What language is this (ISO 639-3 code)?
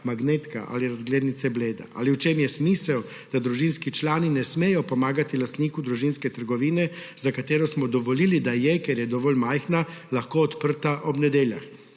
slv